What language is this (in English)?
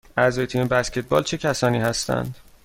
Persian